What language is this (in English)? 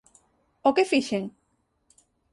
Galician